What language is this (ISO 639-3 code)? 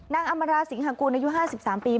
tha